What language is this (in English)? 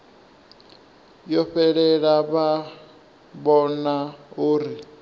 Venda